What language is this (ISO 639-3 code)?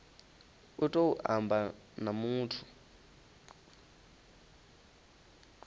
ven